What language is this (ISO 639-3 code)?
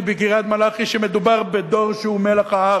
heb